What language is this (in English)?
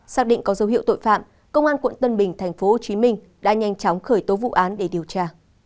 Vietnamese